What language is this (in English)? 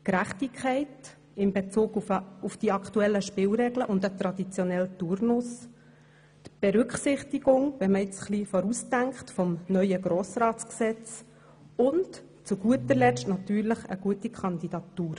Swiss German